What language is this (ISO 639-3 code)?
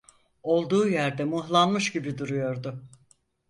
tur